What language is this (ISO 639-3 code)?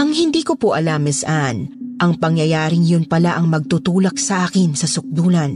fil